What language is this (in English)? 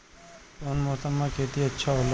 Bhojpuri